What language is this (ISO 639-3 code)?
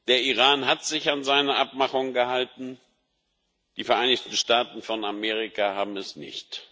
deu